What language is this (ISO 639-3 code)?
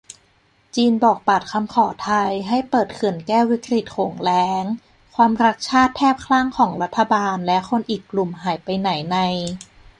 tha